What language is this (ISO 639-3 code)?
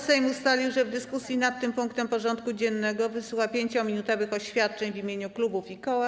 pol